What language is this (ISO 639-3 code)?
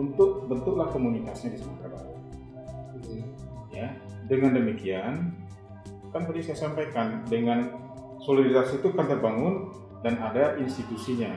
ind